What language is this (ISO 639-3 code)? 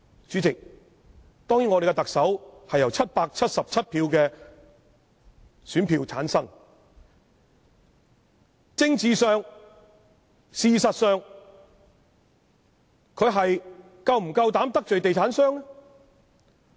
yue